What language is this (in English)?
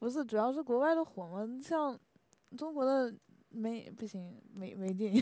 Chinese